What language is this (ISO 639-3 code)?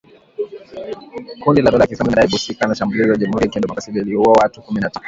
swa